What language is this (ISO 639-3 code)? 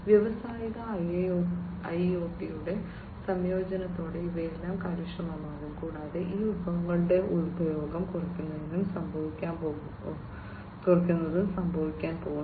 mal